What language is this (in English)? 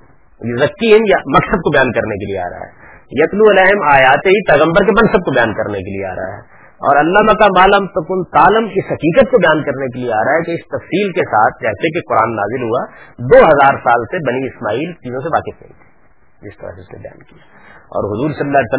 Urdu